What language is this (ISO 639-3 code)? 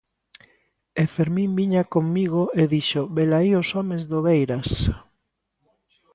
glg